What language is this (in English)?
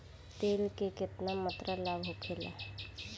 Bhojpuri